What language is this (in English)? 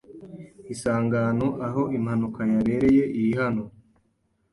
Kinyarwanda